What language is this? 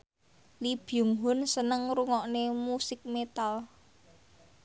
Javanese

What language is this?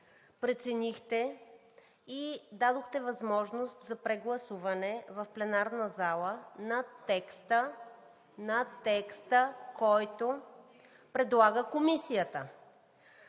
Bulgarian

